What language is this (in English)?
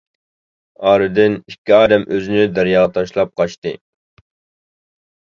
Uyghur